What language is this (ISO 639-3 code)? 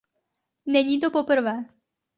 ces